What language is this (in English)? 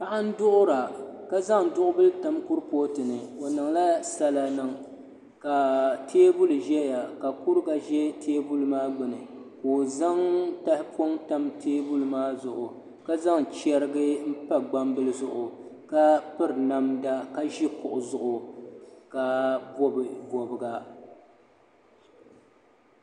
Dagbani